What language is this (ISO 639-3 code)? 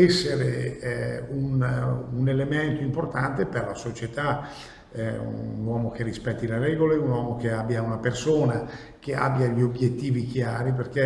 ita